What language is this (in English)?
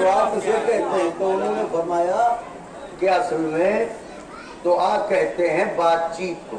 Hindi